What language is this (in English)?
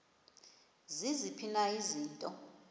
Xhosa